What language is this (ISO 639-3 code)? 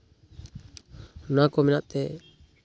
sat